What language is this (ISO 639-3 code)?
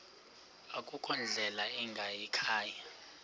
xho